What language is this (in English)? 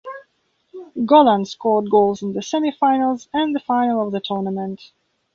English